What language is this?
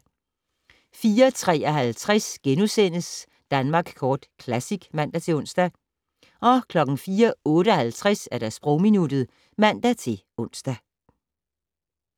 Danish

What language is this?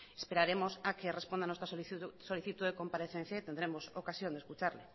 Spanish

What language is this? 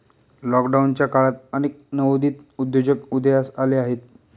Marathi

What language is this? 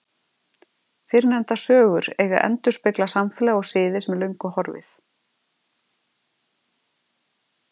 Icelandic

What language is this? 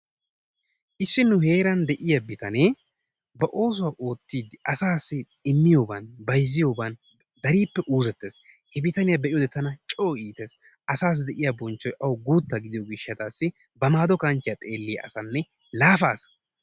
Wolaytta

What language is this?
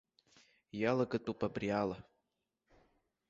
Abkhazian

